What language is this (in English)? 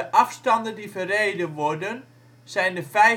Dutch